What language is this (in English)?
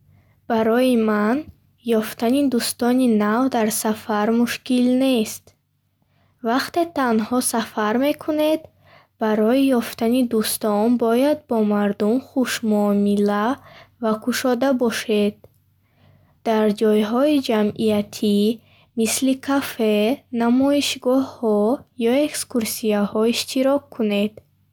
Bukharic